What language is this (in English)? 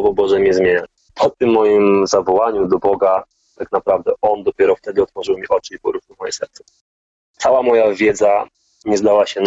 Polish